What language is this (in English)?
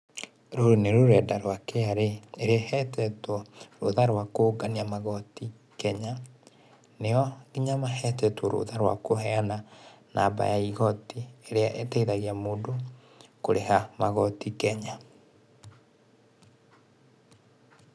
Kikuyu